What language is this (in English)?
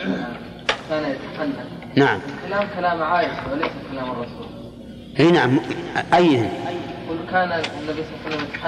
Arabic